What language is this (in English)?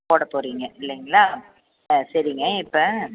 Tamil